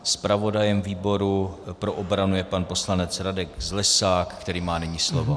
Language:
Czech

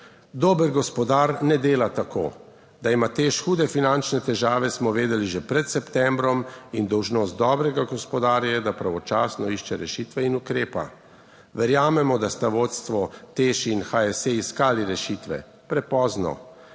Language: Slovenian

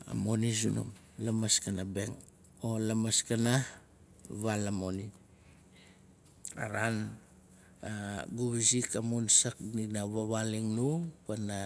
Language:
Nalik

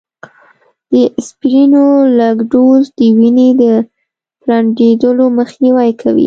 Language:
Pashto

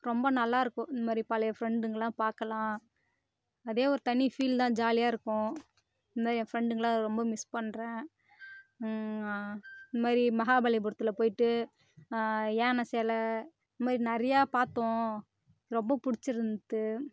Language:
Tamil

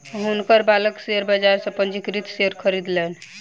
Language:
Maithili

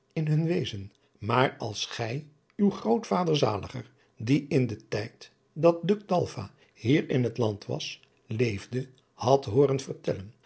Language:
Dutch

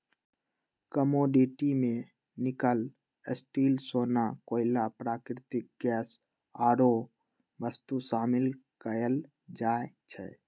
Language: Magahi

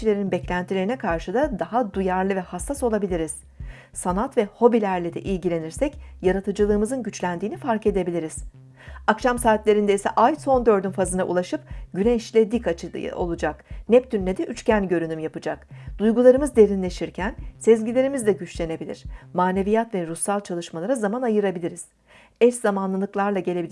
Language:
Turkish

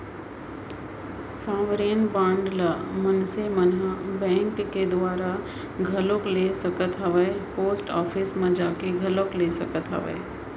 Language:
Chhattisgarhi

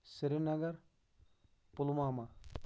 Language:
Kashmiri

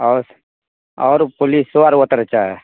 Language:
Maithili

